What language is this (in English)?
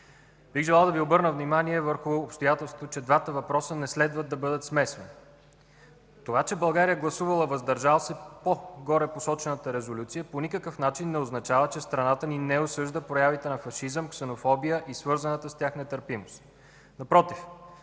Bulgarian